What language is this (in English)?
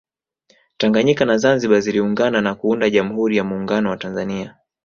Swahili